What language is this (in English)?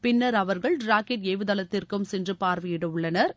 Tamil